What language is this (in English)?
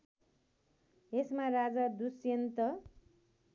Nepali